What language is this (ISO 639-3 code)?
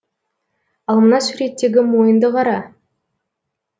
kaz